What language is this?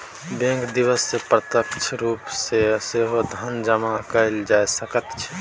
Maithili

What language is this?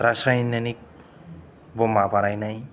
Bodo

